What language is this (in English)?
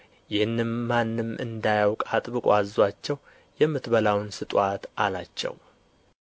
Amharic